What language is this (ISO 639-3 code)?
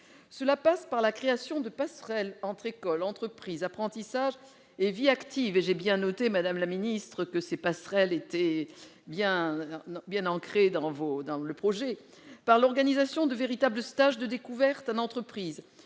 fra